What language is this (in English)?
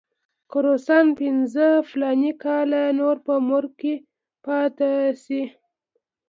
Pashto